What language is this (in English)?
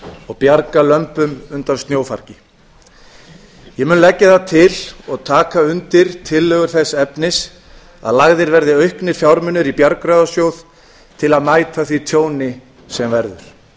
Icelandic